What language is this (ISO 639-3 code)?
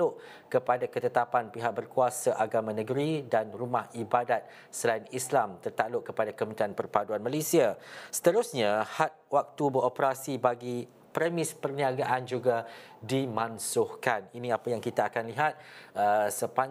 msa